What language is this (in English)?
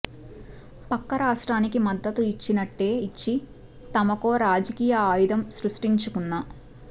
Telugu